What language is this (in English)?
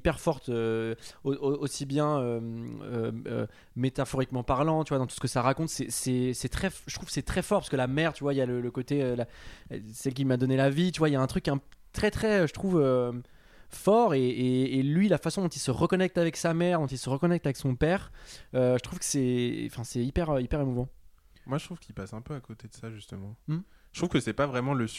French